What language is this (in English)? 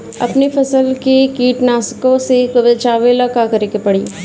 Bhojpuri